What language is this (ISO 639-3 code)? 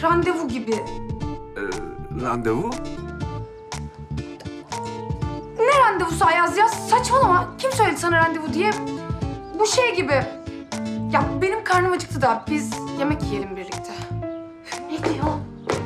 tur